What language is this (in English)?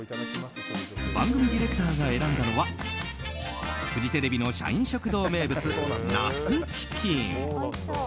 Japanese